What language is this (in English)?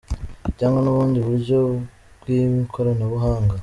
Kinyarwanda